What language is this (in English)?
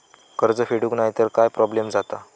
Marathi